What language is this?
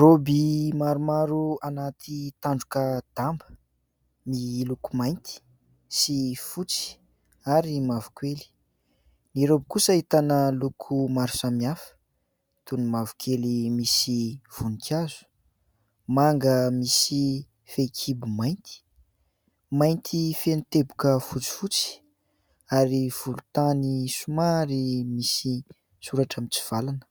Malagasy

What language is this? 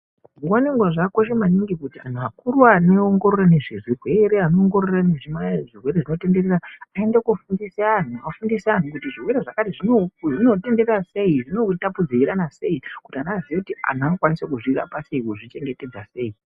Ndau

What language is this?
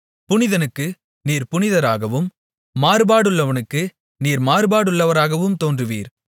Tamil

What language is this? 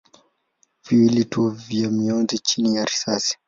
Swahili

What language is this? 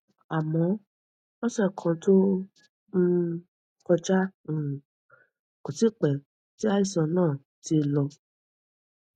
Yoruba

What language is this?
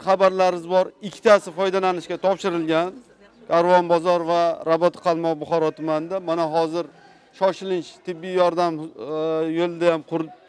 Turkish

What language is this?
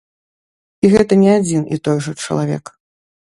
Belarusian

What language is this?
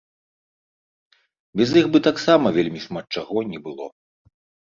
Belarusian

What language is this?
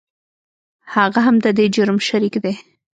Pashto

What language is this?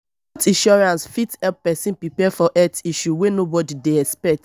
Nigerian Pidgin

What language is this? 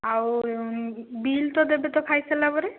Odia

